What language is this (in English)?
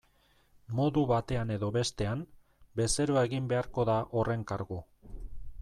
Basque